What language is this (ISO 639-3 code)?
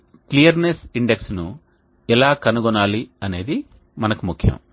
tel